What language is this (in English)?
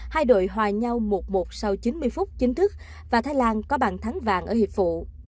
Vietnamese